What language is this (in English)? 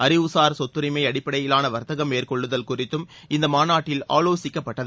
Tamil